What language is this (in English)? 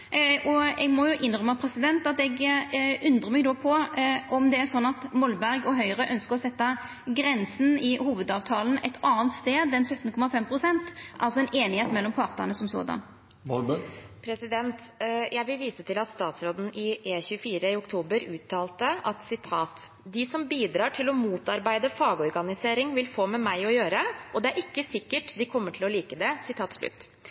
Norwegian